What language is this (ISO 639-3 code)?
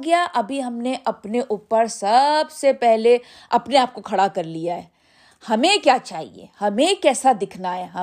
urd